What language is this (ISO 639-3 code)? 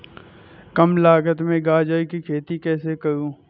hin